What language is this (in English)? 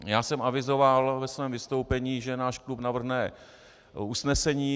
Czech